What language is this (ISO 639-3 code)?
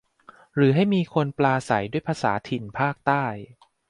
tha